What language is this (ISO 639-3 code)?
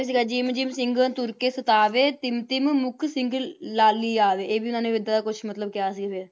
pan